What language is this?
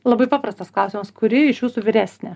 Lithuanian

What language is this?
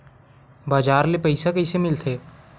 Chhattisgarhi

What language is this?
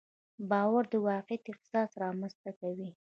Pashto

